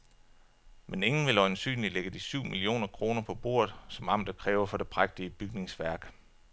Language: Danish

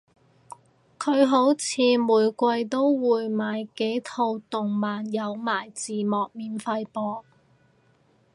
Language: Cantonese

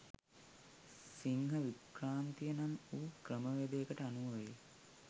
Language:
Sinhala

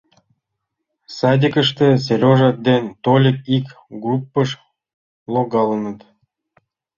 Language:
Mari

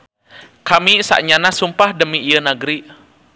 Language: Sundanese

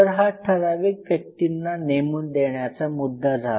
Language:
Marathi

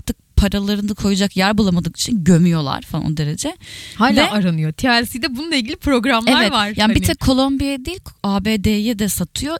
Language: Turkish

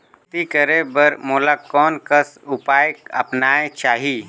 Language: Chhattisgarhi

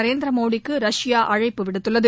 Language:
Tamil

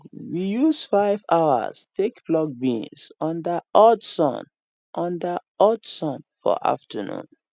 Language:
Nigerian Pidgin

